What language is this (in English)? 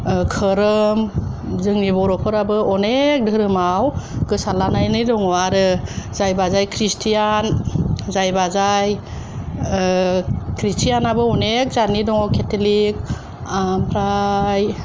Bodo